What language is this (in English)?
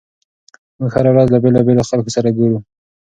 Pashto